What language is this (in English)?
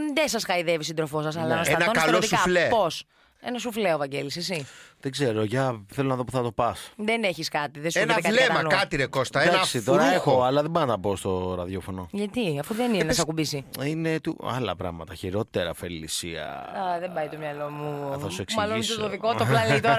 Greek